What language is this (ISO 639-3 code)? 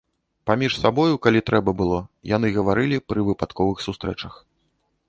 bel